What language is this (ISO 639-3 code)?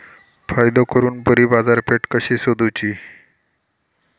mar